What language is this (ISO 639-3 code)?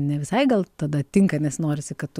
lit